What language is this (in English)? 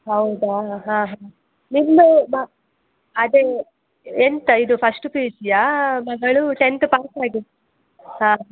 Kannada